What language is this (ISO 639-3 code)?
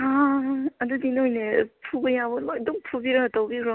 mni